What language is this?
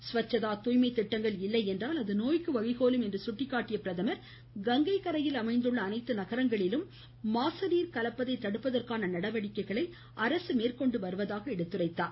Tamil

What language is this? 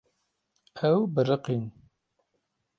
Kurdish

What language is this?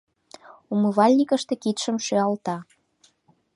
Mari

